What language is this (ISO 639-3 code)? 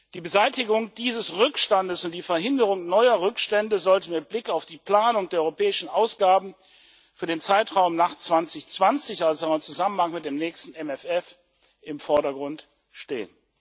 deu